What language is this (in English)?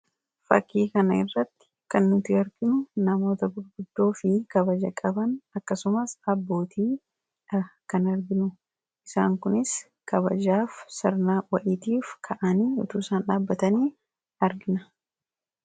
Oromo